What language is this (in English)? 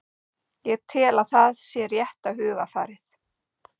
Icelandic